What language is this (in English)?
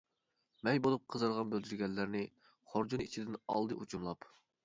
Uyghur